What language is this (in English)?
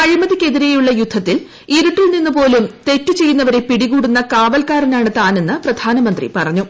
Malayalam